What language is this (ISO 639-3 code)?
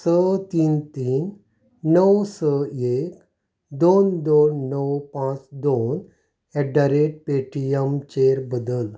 kok